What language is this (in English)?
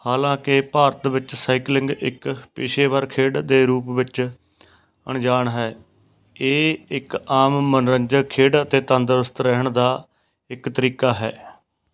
Punjabi